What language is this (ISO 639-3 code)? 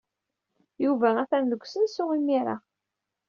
kab